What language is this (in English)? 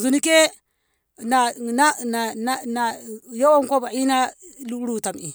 Ngamo